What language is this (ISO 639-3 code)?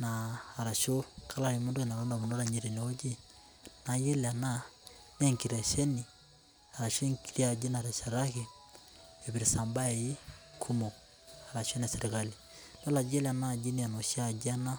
mas